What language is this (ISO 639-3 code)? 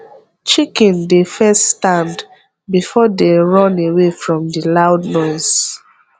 pcm